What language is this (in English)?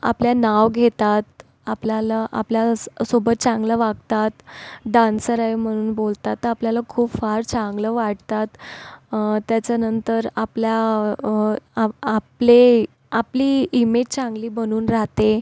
Marathi